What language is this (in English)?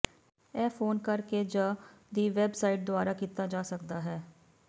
Punjabi